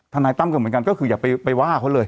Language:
Thai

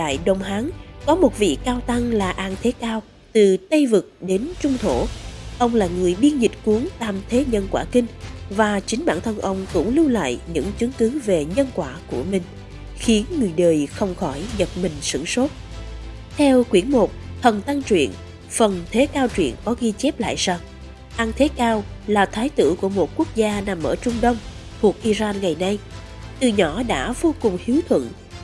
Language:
Vietnamese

